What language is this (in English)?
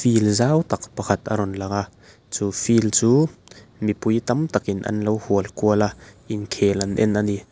Mizo